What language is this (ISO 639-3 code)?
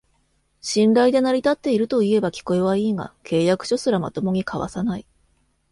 jpn